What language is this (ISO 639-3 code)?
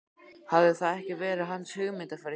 isl